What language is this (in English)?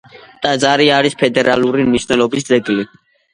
Georgian